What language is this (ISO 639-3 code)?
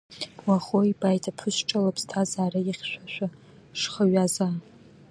abk